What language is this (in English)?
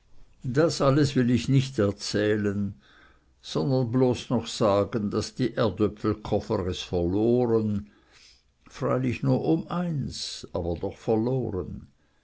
German